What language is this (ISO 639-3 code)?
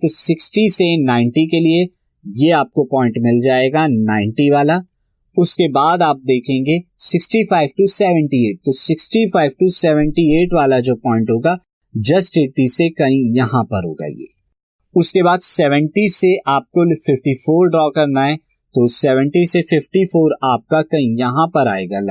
hin